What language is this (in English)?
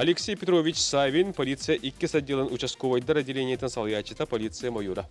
Turkish